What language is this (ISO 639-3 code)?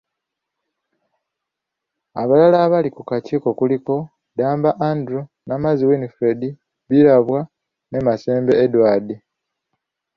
lug